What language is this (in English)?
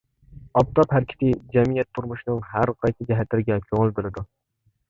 Uyghur